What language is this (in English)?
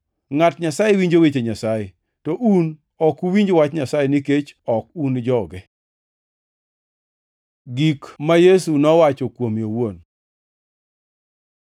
Luo (Kenya and Tanzania)